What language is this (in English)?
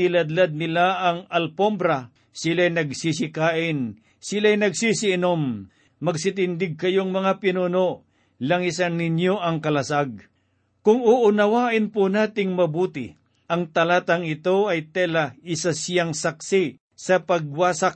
Filipino